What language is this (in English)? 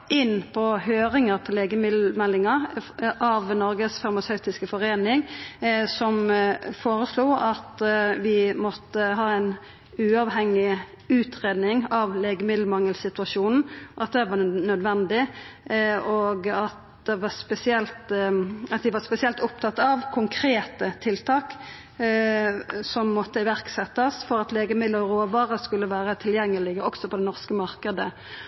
Norwegian Nynorsk